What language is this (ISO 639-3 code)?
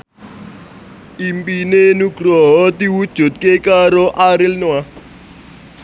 jav